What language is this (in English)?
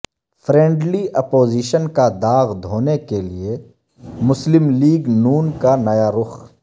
Urdu